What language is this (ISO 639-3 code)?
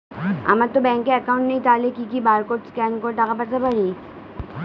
ben